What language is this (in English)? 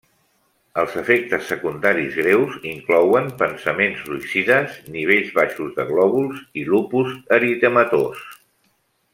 Catalan